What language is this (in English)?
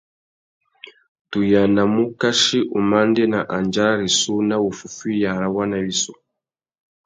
Tuki